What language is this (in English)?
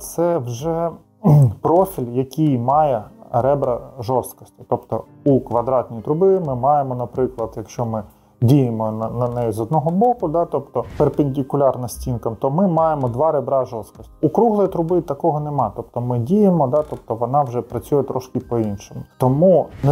Ukrainian